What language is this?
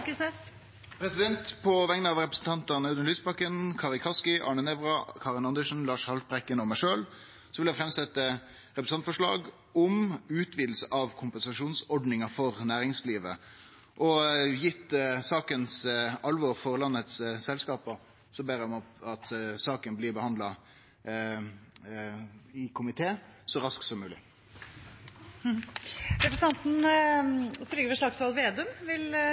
Norwegian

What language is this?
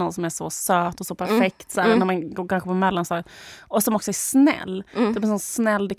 Swedish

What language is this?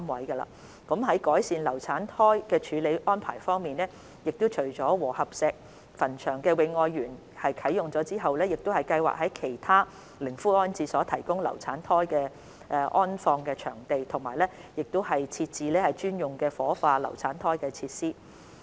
Cantonese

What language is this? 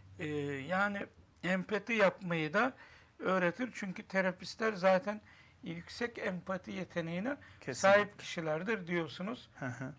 Turkish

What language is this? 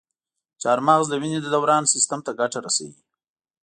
Pashto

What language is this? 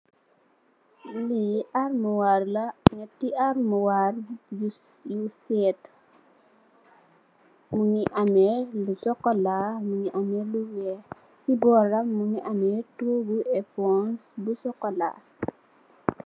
Wolof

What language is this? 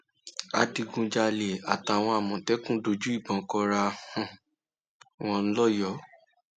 Yoruba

